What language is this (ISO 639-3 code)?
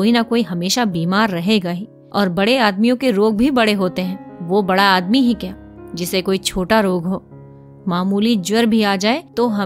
hin